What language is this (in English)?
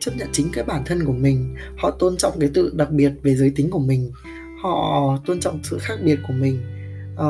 Vietnamese